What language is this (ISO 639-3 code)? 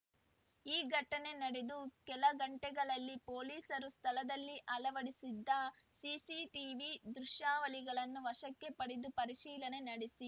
kan